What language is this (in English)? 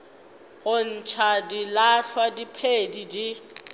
Northern Sotho